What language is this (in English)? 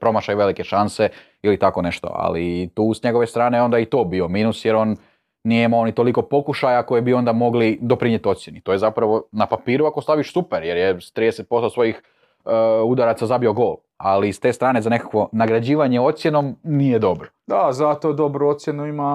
Croatian